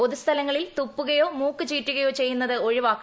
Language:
Malayalam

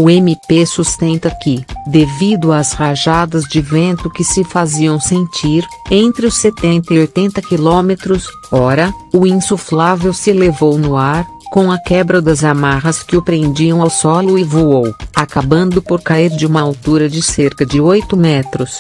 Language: Portuguese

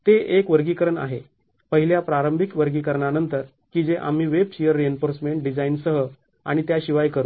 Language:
Marathi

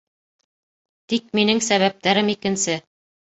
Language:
Bashkir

